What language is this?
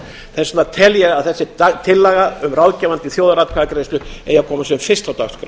Icelandic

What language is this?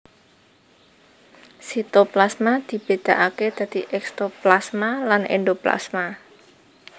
Javanese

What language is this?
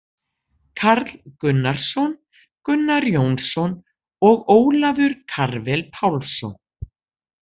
Icelandic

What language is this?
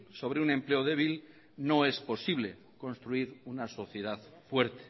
Spanish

